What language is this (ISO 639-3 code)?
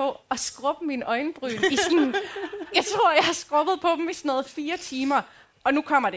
dan